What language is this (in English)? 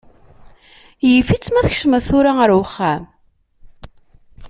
Kabyle